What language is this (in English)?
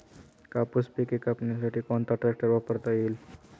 Marathi